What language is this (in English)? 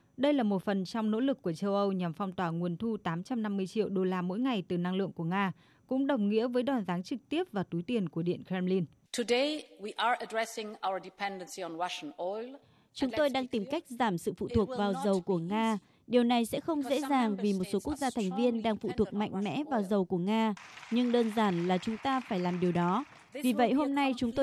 Vietnamese